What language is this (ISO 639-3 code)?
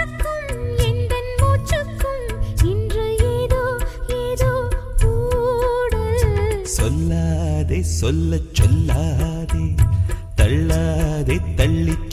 ara